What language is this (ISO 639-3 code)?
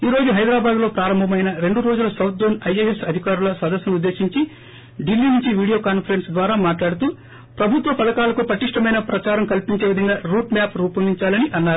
tel